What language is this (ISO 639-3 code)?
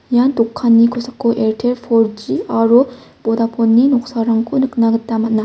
grt